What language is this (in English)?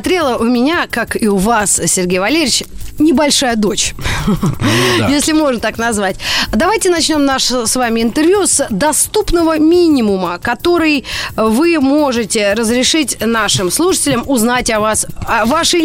Russian